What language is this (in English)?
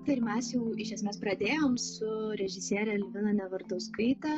Lithuanian